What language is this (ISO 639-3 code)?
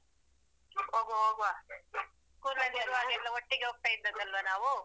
kan